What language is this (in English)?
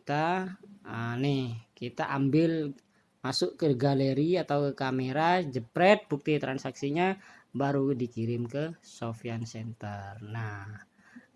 Indonesian